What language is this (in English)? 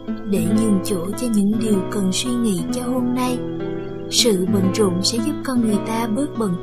Vietnamese